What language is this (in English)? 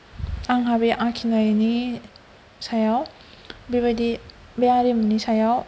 Bodo